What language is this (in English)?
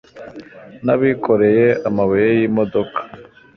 Kinyarwanda